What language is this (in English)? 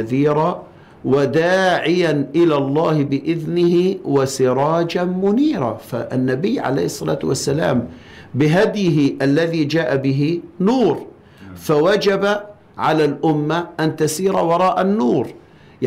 Arabic